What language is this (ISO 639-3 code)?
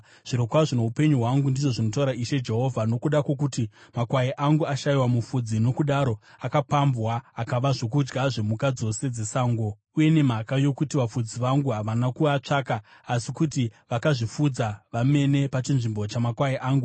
sna